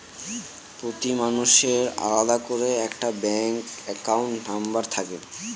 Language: Bangla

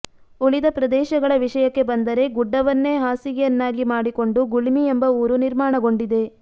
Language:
Kannada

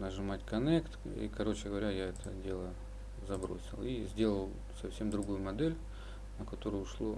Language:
Russian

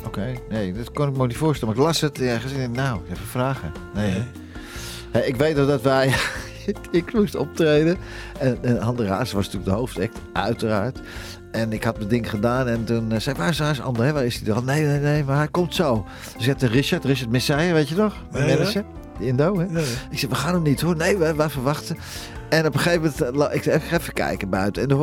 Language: Dutch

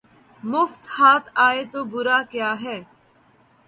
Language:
Urdu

